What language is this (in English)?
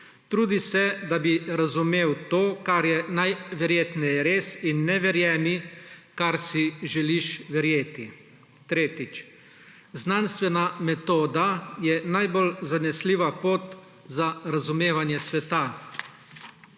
Slovenian